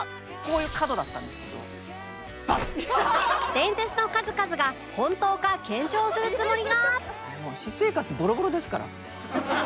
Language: Japanese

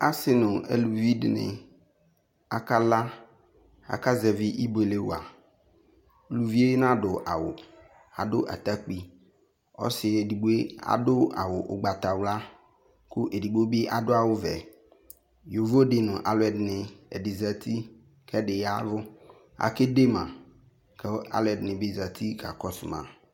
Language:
Ikposo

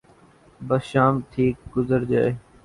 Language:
Urdu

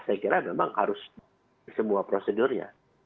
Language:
Indonesian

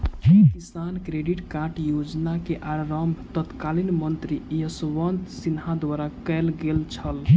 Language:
Maithili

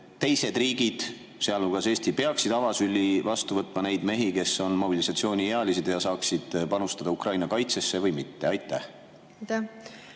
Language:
Estonian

